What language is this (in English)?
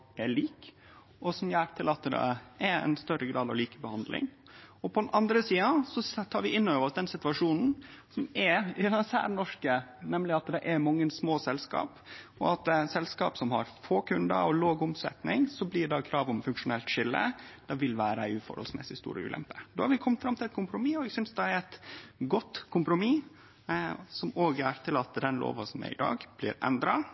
Norwegian Nynorsk